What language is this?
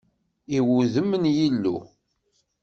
Kabyle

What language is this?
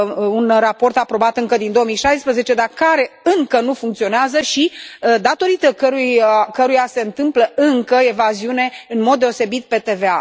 Romanian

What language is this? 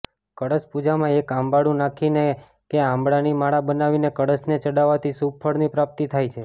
Gujarati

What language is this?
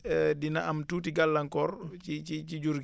Wolof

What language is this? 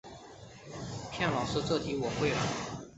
Chinese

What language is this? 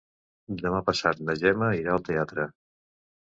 Catalan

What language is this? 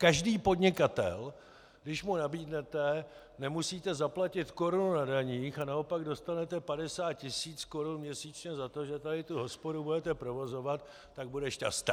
Czech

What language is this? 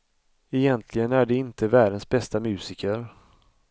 Swedish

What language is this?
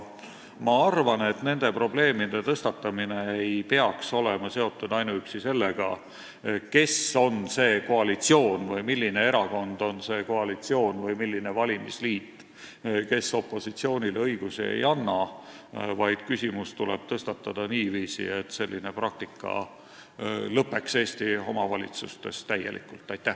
Estonian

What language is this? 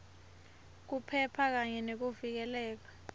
Swati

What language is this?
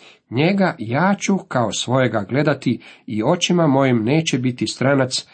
Croatian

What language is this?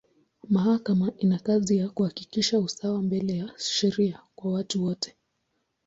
Swahili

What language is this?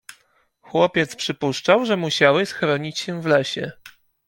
Polish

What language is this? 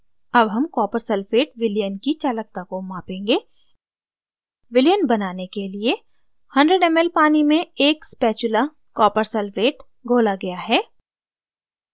Hindi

